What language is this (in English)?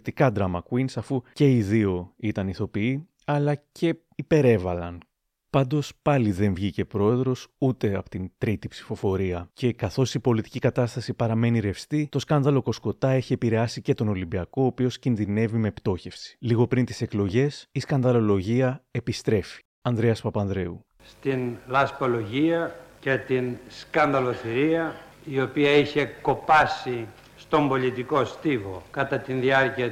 Greek